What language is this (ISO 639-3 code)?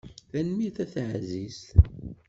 kab